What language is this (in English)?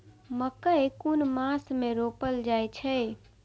Maithili